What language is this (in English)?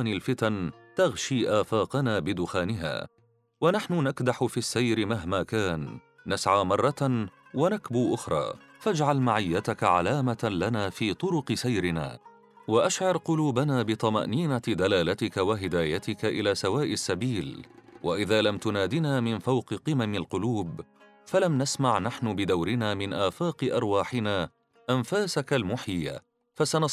Arabic